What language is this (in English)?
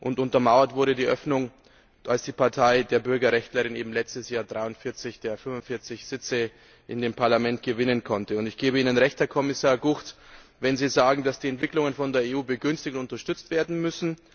German